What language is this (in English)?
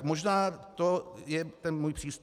Czech